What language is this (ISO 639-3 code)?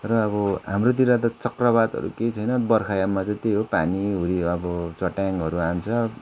nep